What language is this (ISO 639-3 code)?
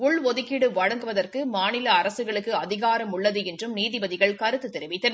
tam